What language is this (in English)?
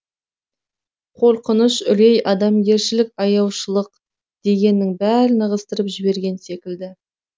Kazakh